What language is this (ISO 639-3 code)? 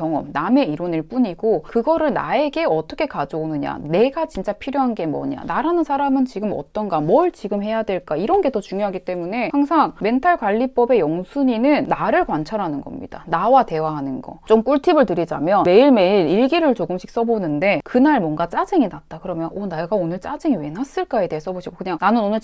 kor